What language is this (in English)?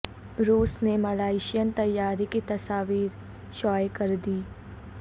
Urdu